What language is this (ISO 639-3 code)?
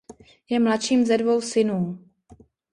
ces